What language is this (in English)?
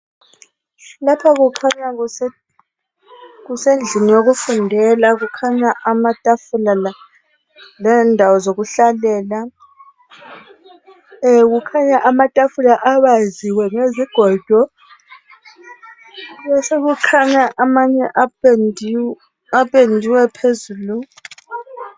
North Ndebele